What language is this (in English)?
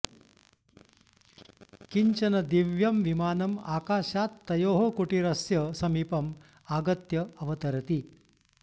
Sanskrit